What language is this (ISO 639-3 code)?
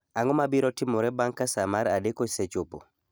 luo